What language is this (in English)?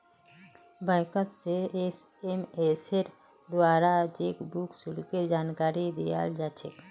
Magahi